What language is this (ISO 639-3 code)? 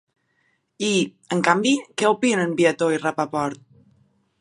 cat